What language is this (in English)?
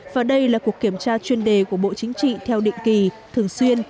Vietnamese